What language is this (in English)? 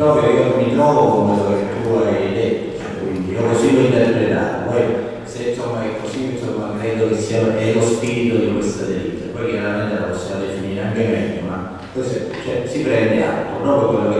Italian